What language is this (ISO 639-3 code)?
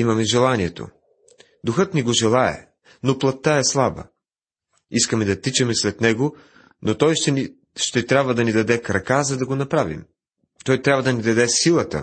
bul